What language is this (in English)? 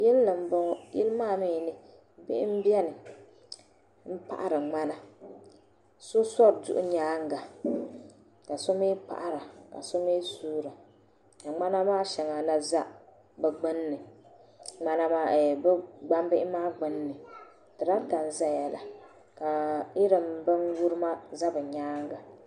Dagbani